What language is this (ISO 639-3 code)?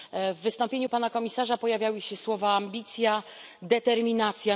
pol